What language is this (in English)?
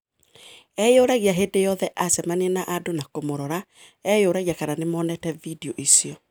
Kikuyu